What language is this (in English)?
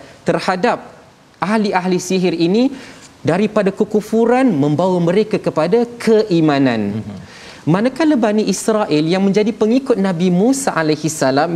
Malay